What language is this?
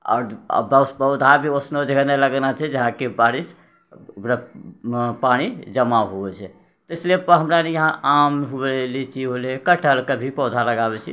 Maithili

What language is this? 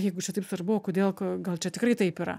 Lithuanian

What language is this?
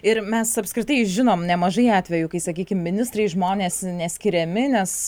Lithuanian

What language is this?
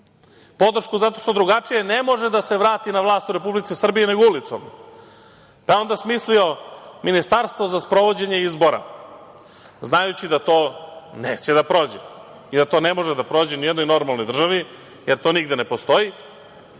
Serbian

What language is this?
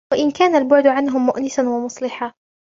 Arabic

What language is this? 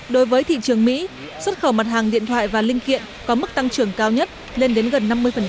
Vietnamese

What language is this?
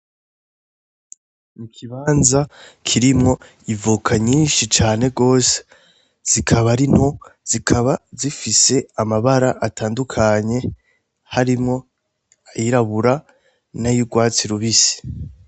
Rundi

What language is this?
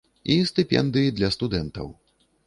Belarusian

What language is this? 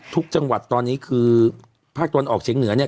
Thai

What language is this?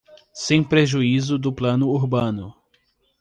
Portuguese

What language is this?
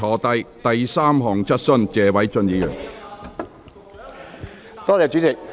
Cantonese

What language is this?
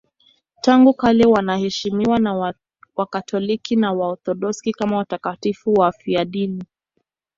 Swahili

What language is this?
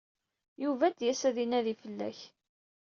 Kabyle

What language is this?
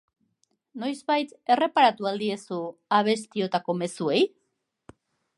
Basque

